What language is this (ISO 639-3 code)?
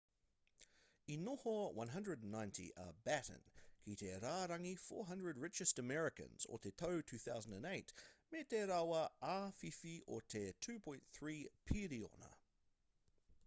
mri